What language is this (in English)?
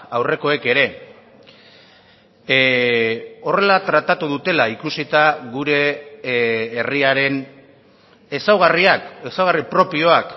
Basque